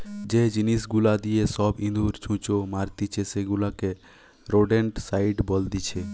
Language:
Bangla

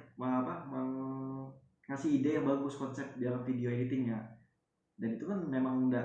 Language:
Indonesian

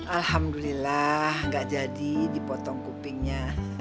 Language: Indonesian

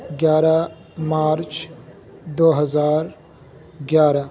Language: Urdu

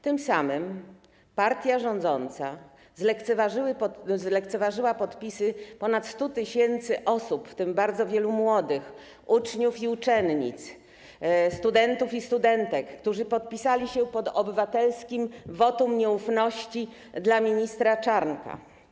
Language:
Polish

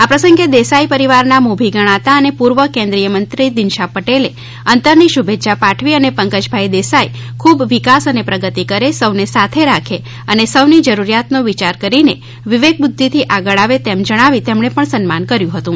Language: Gujarati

